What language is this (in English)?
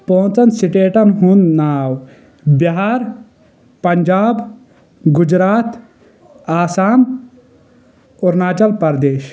Kashmiri